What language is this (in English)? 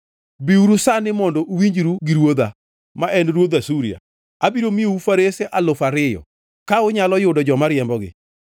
Luo (Kenya and Tanzania)